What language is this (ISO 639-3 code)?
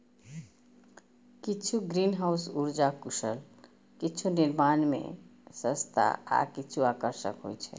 mai